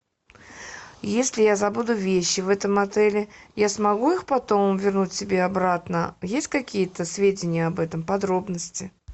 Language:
Russian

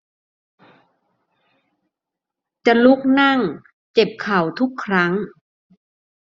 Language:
Thai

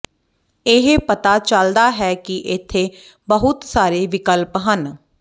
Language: Punjabi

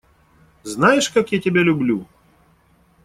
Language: Russian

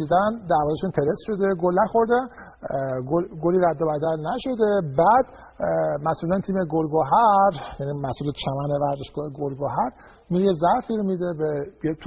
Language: Persian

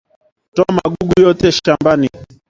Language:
Swahili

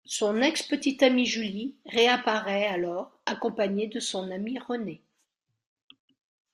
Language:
French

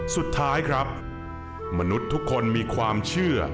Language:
Thai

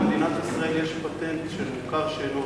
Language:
Hebrew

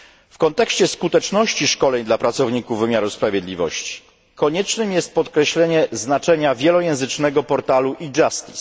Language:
Polish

